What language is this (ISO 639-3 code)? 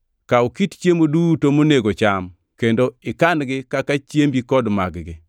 luo